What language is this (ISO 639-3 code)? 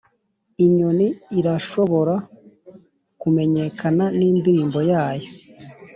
kin